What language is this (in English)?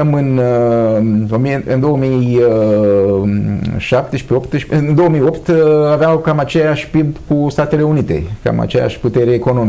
Romanian